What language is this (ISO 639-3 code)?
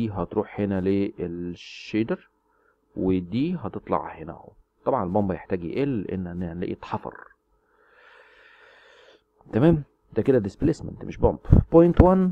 ara